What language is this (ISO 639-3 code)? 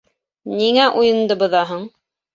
bak